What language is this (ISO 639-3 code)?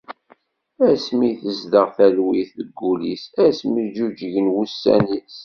kab